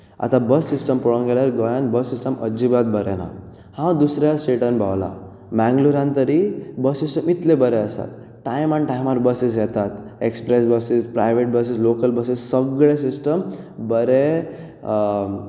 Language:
Konkani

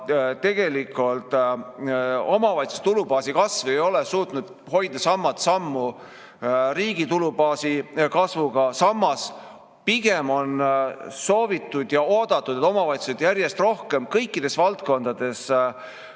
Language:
Estonian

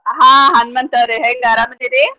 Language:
Kannada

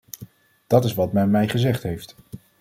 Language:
Dutch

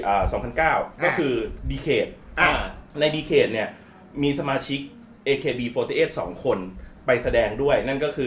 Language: Thai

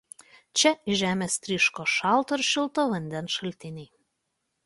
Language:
Lithuanian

